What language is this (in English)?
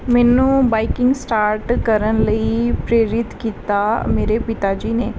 Punjabi